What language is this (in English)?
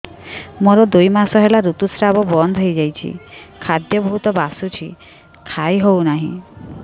Odia